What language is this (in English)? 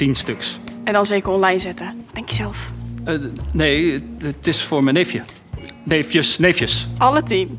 Dutch